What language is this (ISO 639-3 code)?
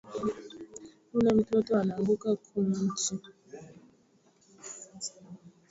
swa